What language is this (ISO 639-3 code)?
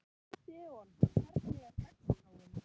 isl